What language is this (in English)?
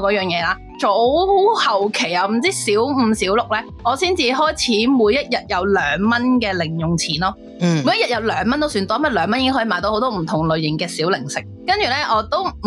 Chinese